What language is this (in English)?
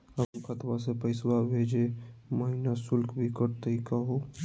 Magahi